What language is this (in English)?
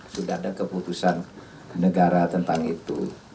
Indonesian